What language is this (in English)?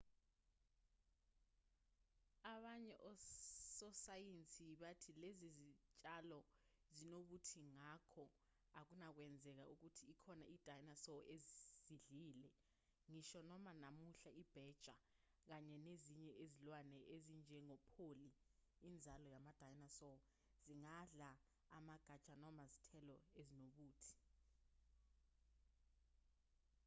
Zulu